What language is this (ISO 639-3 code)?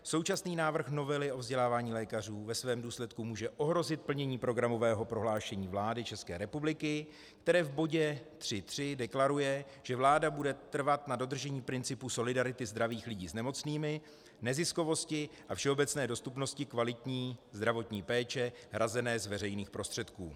ces